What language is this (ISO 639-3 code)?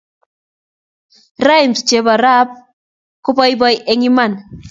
kln